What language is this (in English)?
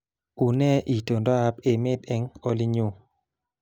Kalenjin